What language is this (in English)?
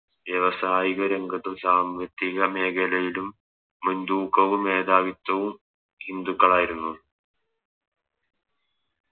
Malayalam